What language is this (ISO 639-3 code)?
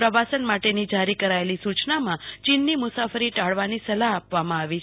guj